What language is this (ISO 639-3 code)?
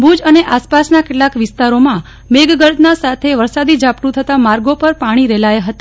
guj